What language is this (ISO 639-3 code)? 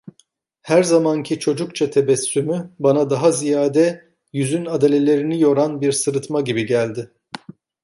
tur